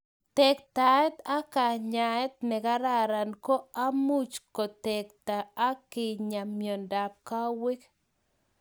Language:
Kalenjin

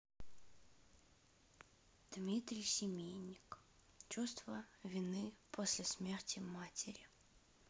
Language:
Russian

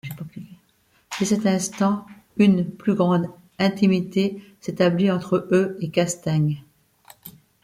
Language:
French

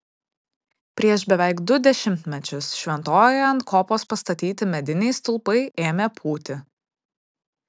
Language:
Lithuanian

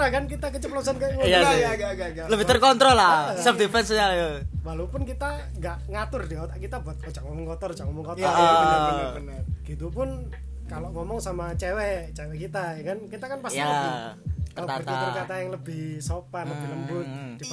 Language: Indonesian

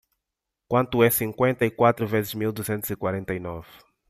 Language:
Portuguese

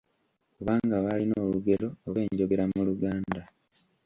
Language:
Ganda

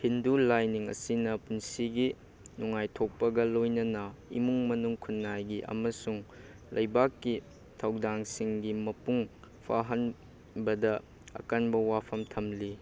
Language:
Manipuri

